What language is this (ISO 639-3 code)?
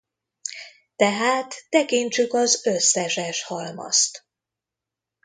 hun